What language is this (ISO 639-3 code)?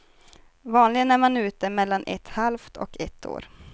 swe